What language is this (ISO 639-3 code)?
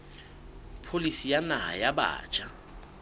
sot